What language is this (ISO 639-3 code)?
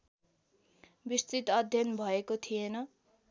nep